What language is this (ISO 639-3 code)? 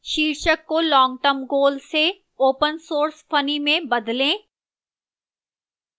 hin